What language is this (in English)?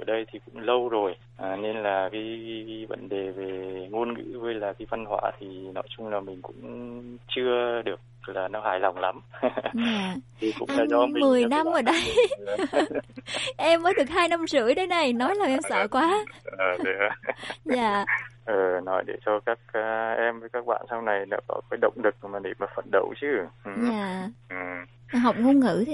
Vietnamese